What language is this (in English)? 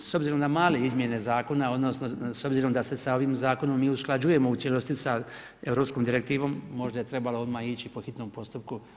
Croatian